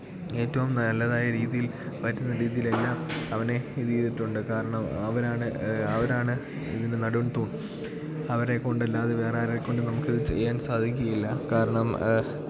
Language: Malayalam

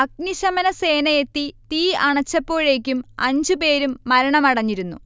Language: Malayalam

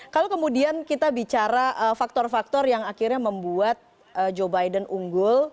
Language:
Indonesian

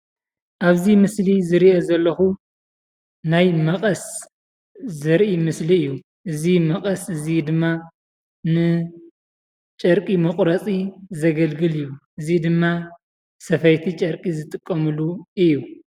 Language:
Tigrinya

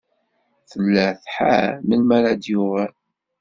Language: Kabyle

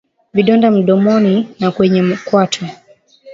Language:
Swahili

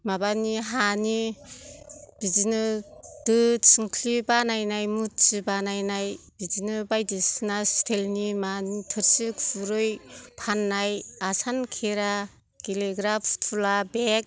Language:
Bodo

